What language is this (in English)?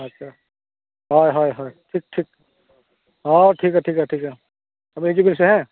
Santali